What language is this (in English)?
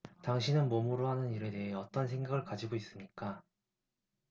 Korean